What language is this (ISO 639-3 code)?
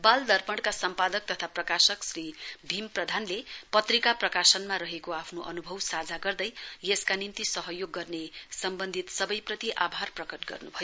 nep